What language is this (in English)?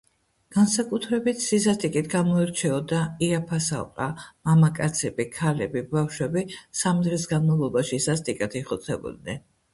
Georgian